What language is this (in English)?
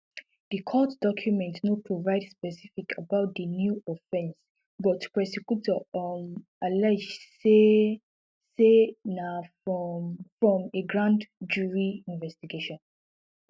Nigerian Pidgin